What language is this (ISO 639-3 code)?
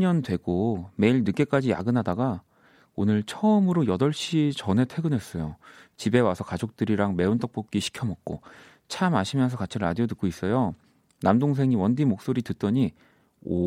kor